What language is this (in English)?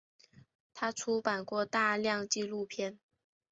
Chinese